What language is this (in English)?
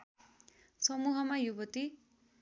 Nepali